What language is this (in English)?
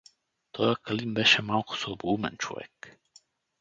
Bulgarian